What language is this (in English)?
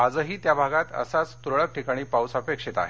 Marathi